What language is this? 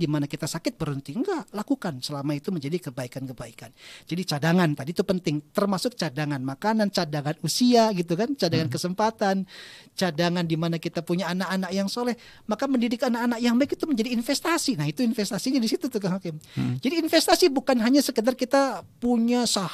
Indonesian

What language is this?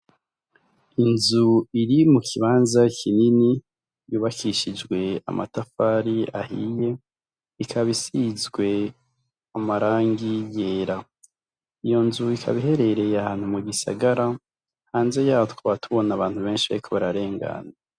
Rundi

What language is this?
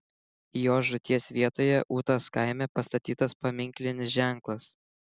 Lithuanian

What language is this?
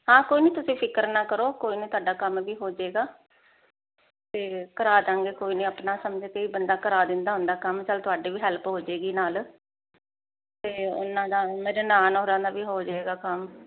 Punjabi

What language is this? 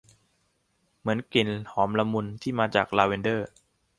Thai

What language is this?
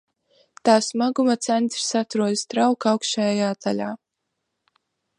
Latvian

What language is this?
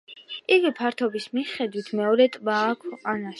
Georgian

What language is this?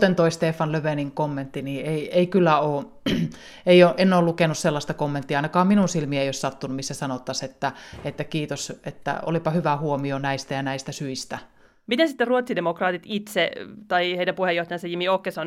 Finnish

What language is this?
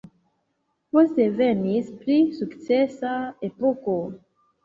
Esperanto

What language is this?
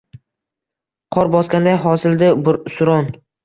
Uzbek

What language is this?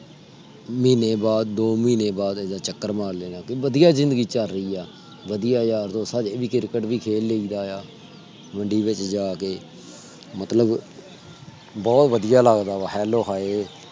Punjabi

